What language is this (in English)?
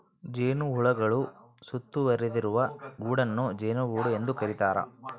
Kannada